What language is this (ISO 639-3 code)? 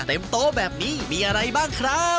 tha